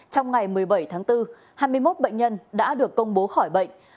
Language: Vietnamese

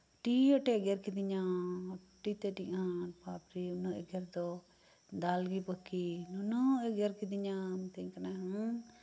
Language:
Santali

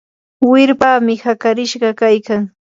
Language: Yanahuanca Pasco Quechua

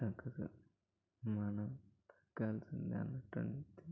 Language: Telugu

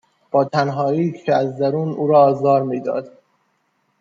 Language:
Persian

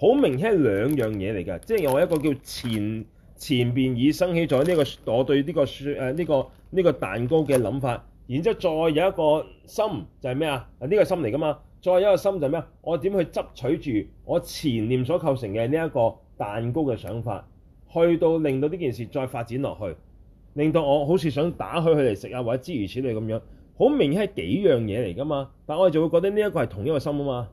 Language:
Chinese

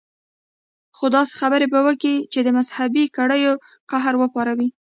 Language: Pashto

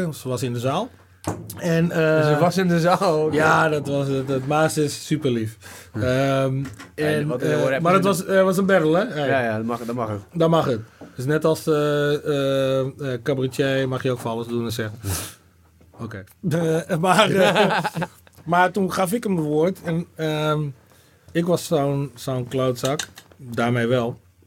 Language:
Dutch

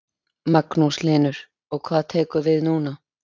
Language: Icelandic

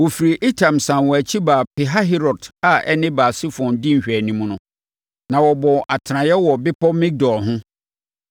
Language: Akan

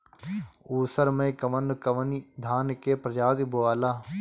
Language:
Bhojpuri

